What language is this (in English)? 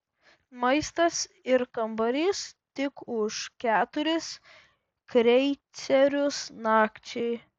Lithuanian